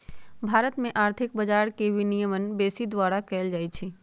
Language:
Magahi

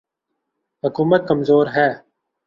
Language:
Urdu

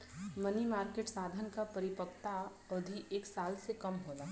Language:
Bhojpuri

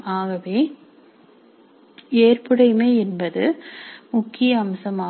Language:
Tamil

